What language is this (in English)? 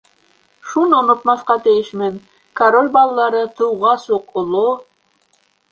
Bashkir